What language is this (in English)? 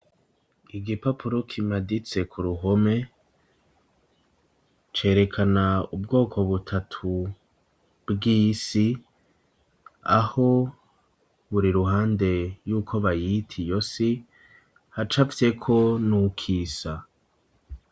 Rundi